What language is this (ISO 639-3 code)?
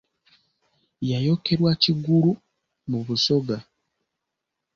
lug